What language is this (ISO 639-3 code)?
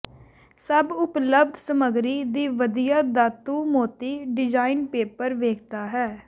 pan